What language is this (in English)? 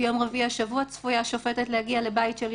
Hebrew